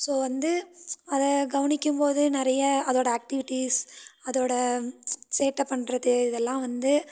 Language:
Tamil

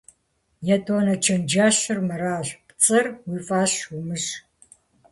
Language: Kabardian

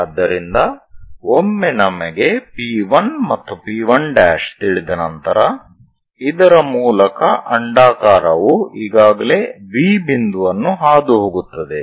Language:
Kannada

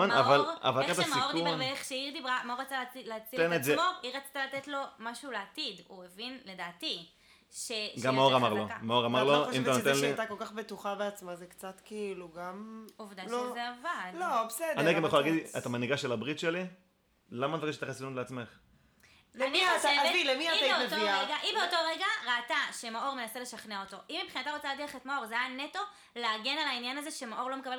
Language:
Hebrew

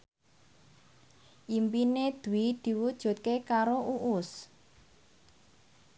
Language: Javanese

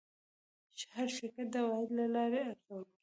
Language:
Pashto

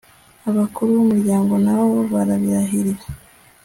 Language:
Kinyarwanda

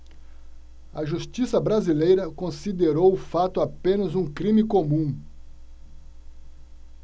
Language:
Portuguese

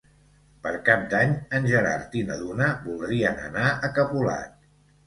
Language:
Catalan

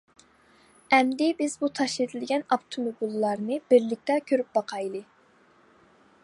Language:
Uyghur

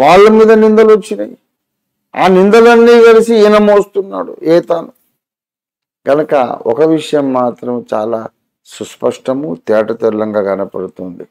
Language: Telugu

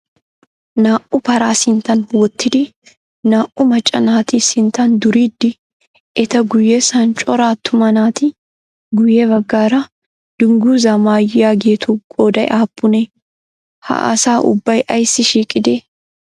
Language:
Wolaytta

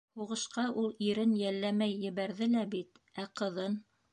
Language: Bashkir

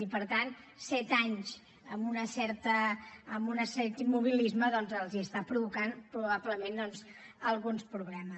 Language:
Catalan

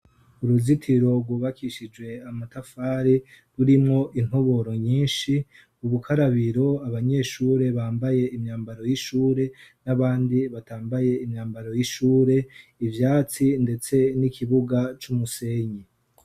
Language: Rundi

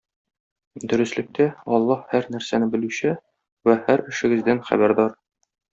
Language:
Tatar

